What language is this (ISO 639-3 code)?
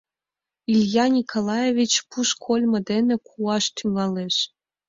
chm